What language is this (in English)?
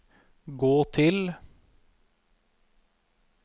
Norwegian